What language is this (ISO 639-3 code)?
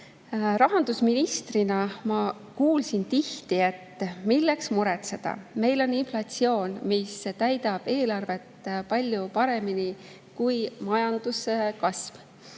est